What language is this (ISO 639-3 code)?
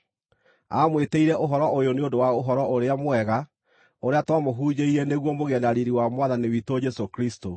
kik